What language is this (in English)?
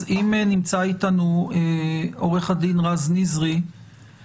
Hebrew